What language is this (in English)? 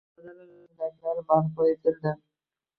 Uzbek